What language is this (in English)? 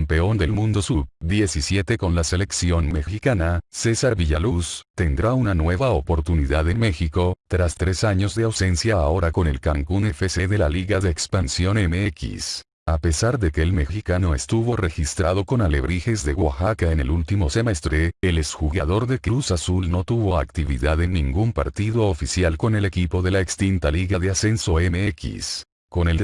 Spanish